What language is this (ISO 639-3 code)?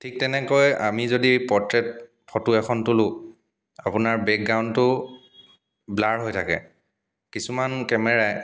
asm